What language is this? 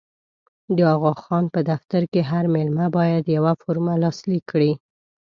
Pashto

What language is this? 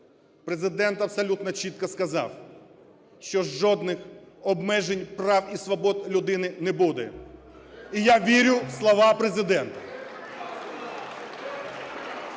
Ukrainian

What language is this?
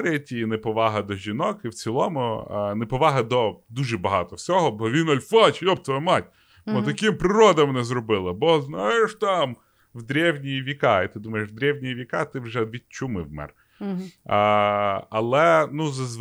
Ukrainian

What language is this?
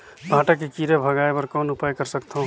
Chhattisgarhi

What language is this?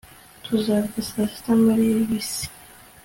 Kinyarwanda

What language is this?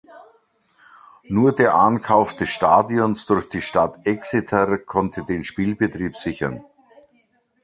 German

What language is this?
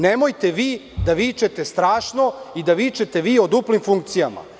Serbian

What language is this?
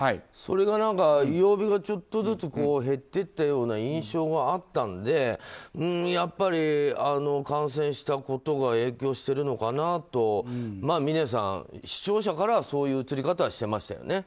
Japanese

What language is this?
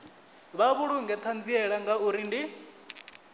Venda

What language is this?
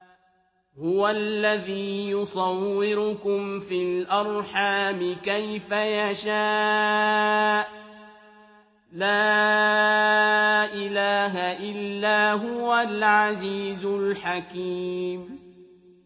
Arabic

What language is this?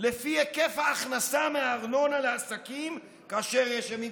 Hebrew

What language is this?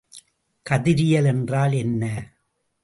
Tamil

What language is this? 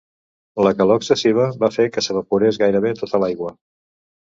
Catalan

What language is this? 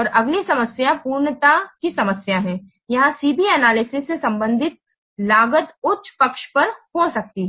Hindi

